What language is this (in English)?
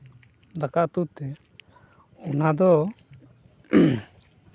Santali